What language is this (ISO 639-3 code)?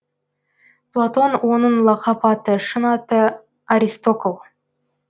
kaz